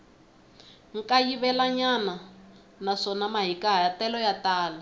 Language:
Tsonga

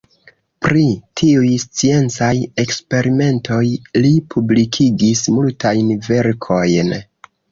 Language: Esperanto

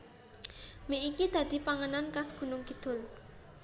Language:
Javanese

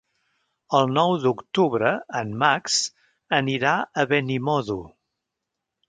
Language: Catalan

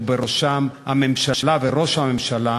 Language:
Hebrew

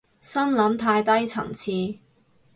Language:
Cantonese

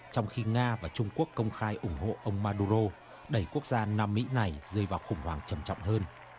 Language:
Vietnamese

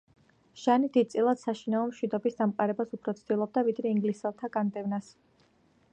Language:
Georgian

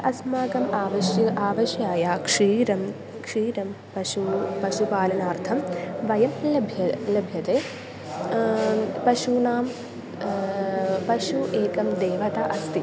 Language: Sanskrit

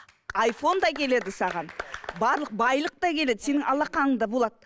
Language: Kazakh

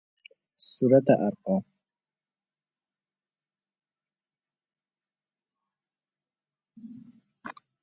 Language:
Persian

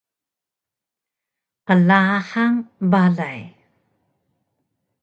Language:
Taroko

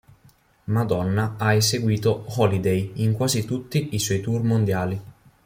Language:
Italian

